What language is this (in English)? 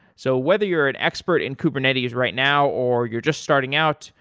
English